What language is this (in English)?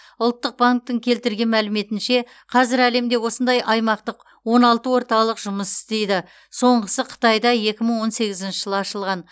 Kazakh